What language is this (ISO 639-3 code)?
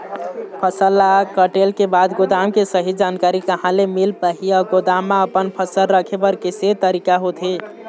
hne